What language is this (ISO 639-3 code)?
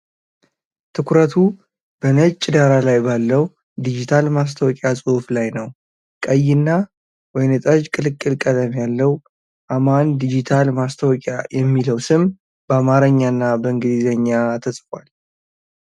amh